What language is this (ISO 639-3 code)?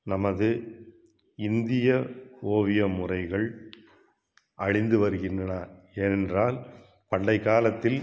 tam